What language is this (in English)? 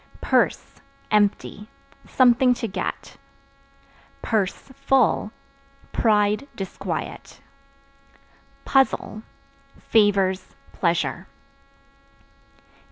English